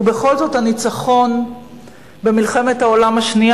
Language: Hebrew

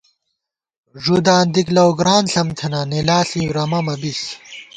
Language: Gawar-Bati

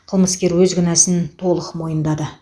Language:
Kazakh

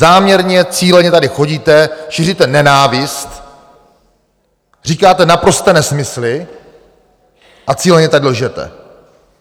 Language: Czech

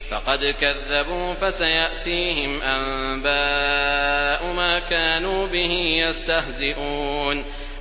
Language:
Arabic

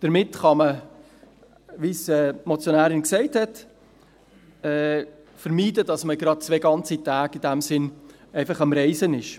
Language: Swiss German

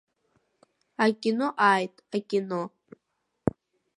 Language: Abkhazian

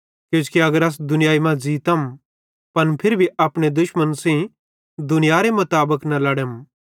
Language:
Bhadrawahi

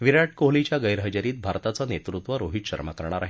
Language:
Marathi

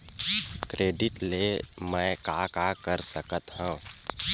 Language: Chhattisgarhi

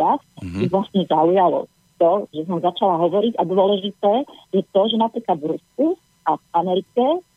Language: Slovak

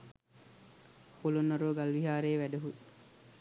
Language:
Sinhala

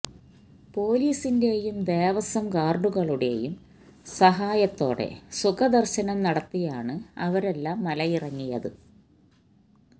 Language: Malayalam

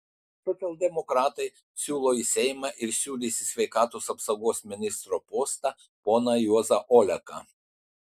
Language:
Lithuanian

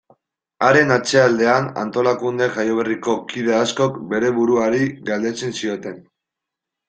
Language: Basque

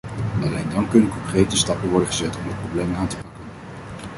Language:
Dutch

